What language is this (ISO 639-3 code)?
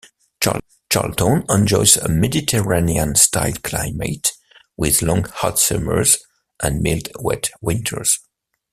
eng